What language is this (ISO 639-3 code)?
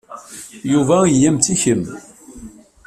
kab